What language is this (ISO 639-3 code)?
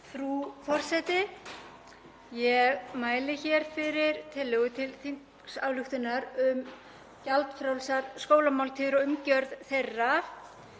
isl